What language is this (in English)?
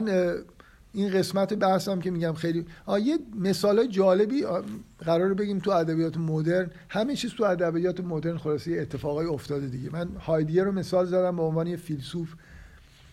Persian